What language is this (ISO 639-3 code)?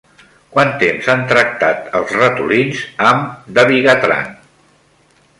cat